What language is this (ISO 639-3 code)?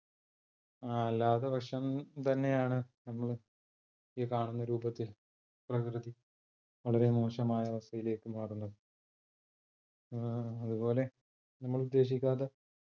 mal